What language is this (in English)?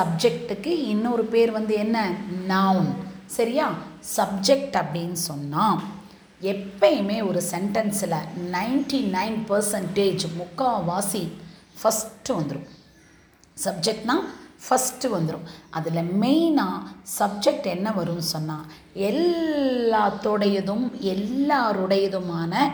Tamil